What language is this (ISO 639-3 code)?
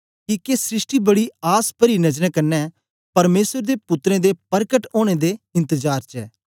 doi